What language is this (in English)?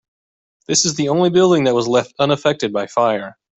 English